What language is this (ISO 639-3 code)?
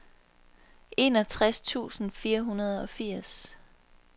dan